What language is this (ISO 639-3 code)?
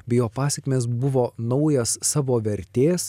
lit